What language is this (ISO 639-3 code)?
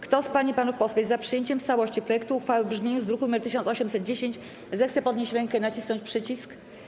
pol